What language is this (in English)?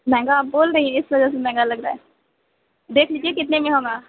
Urdu